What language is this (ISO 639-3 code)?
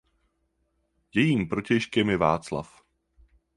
ces